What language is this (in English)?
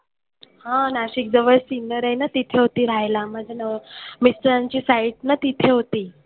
Marathi